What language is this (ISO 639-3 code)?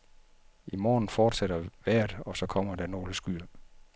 dan